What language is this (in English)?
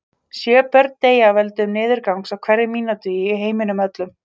Icelandic